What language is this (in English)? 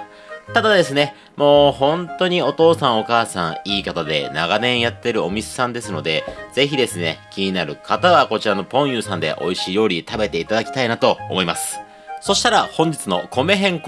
Japanese